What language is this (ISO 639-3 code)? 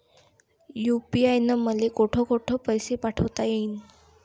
mar